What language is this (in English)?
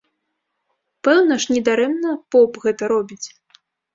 Belarusian